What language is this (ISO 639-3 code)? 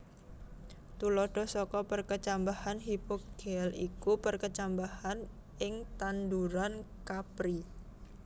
jav